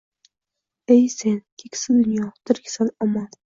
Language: Uzbek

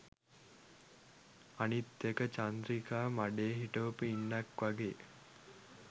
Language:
Sinhala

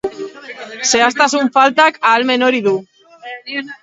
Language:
Basque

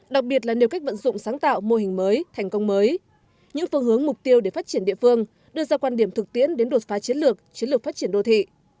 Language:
Vietnamese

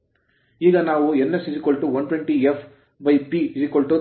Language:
Kannada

